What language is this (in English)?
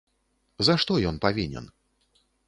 Belarusian